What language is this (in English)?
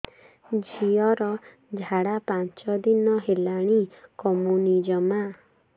Odia